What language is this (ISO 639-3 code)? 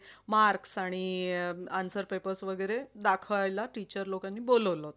mar